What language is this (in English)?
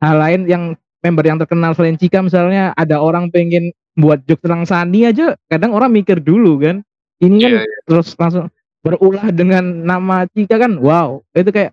Indonesian